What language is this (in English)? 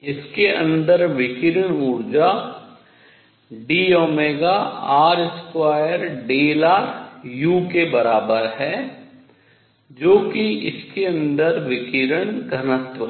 Hindi